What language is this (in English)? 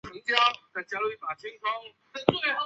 Chinese